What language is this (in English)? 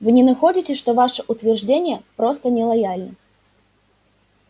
Russian